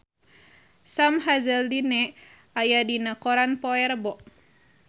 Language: Sundanese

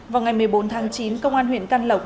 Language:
Vietnamese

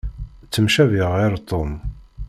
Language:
Kabyle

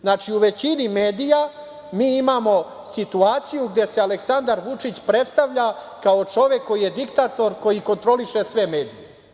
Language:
Serbian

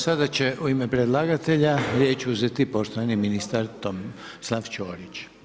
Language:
Croatian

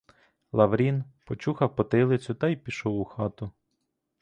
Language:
Ukrainian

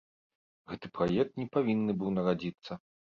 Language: Belarusian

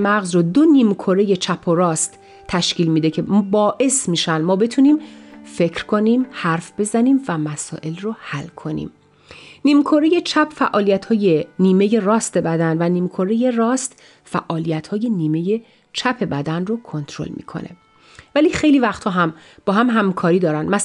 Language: Persian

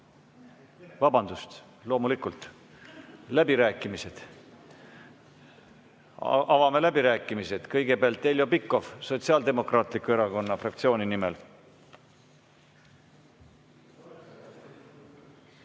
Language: Estonian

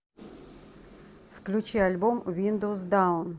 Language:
Russian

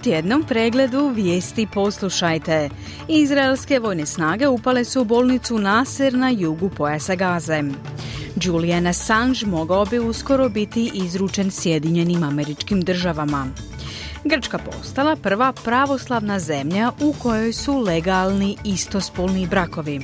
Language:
Croatian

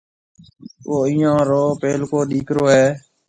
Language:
Marwari (Pakistan)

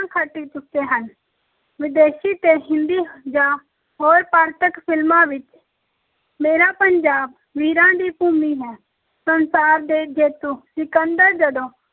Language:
Punjabi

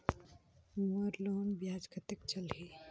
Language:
Chhattisgarhi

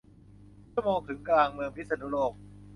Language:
Thai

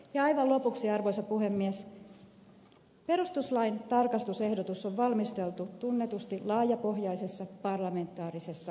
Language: Finnish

